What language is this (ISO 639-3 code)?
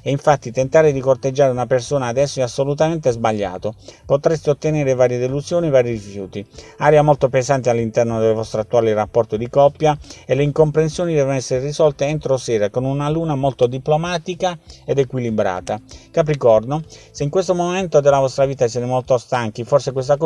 ita